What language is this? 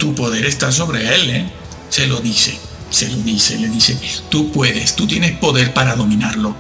Spanish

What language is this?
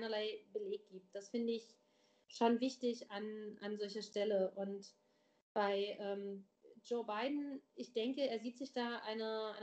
German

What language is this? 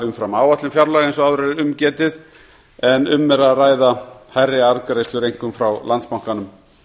Icelandic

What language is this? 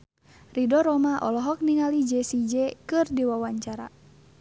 Sundanese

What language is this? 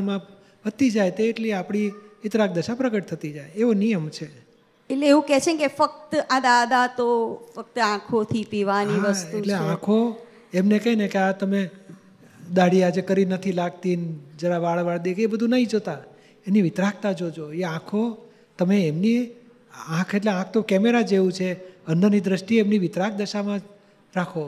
Gujarati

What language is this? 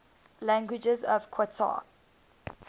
English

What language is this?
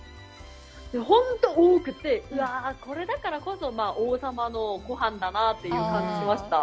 Japanese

